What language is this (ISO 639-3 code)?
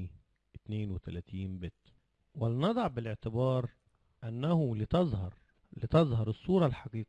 ara